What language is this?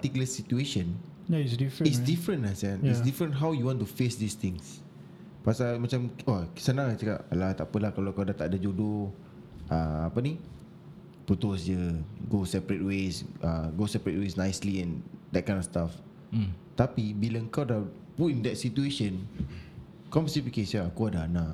Malay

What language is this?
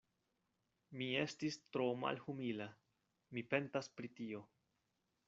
Esperanto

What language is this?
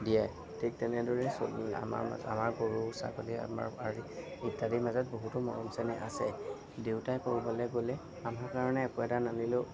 Assamese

